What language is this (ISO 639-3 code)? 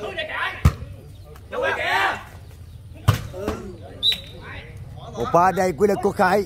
vie